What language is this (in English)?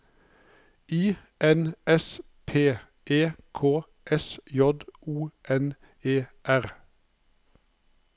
Norwegian